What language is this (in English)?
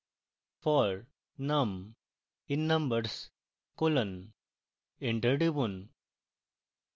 Bangla